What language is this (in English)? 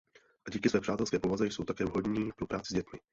Czech